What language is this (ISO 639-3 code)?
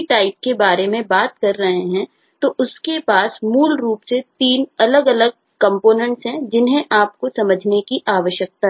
hin